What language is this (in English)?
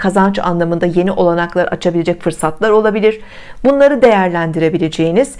Turkish